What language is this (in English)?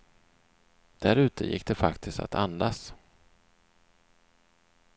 Swedish